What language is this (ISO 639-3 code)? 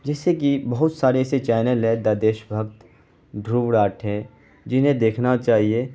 urd